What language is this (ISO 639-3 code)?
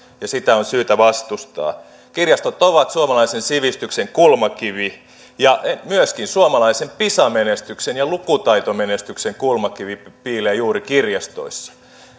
fin